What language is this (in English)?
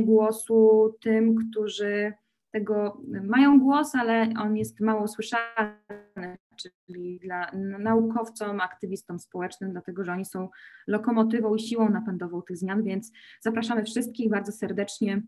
Polish